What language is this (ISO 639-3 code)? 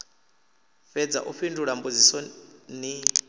ven